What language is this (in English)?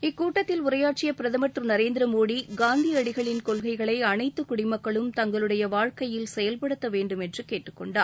Tamil